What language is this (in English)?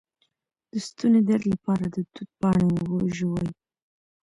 Pashto